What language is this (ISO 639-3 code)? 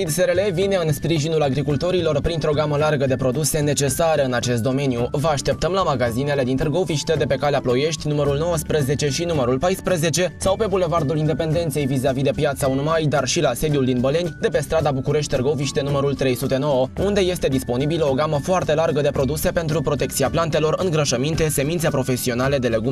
ron